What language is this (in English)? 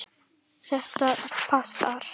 Icelandic